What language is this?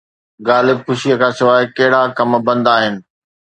Sindhi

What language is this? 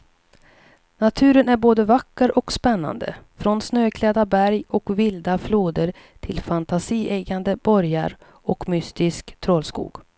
Swedish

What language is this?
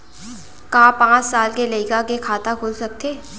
Chhattisgarhi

